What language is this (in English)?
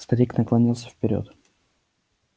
Russian